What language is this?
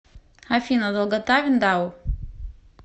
Russian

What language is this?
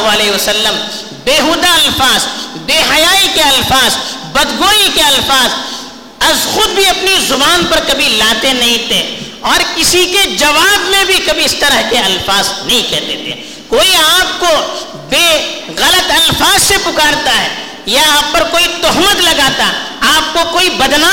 Urdu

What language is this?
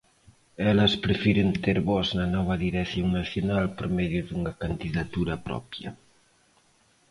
Galician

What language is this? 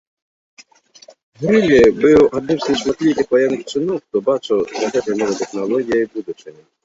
Belarusian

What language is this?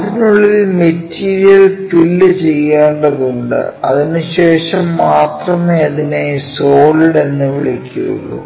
Malayalam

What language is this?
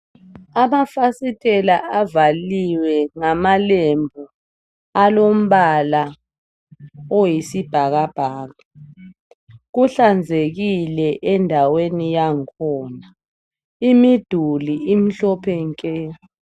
North Ndebele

